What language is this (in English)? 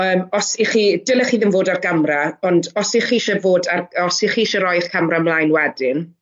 Welsh